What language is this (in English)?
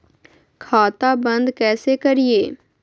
Magahi